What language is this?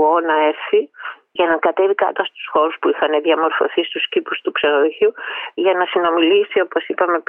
Greek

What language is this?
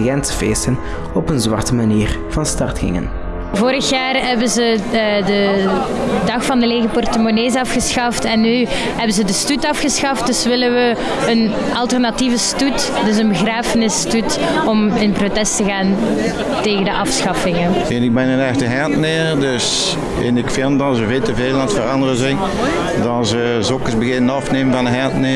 Dutch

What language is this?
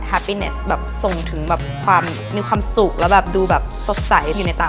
Thai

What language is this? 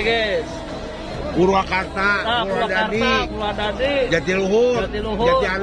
Indonesian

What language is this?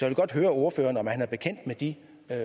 Danish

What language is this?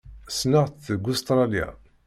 Kabyle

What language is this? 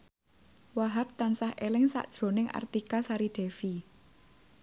Javanese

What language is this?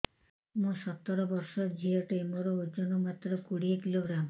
Odia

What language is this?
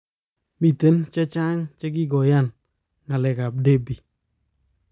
Kalenjin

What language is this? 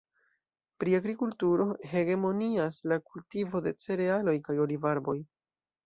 Esperanto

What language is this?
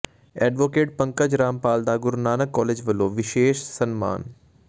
Punjabi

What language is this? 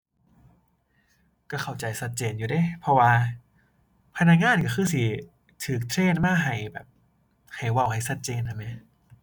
Thai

